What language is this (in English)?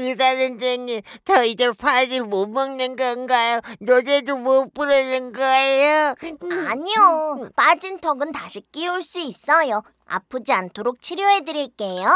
Korean